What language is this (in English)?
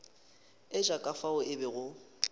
Northern Sotho